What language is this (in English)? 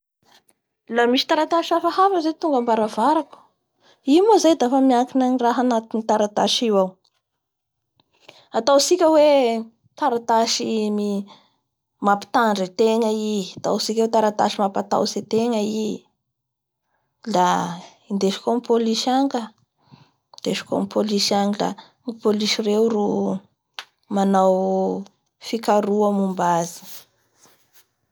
Bara Malagasy